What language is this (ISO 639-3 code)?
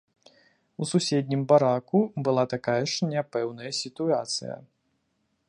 bel